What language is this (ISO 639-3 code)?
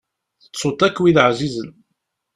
kab